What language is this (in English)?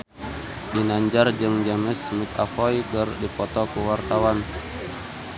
Sundanese